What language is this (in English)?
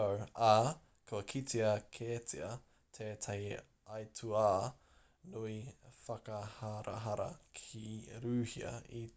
Māori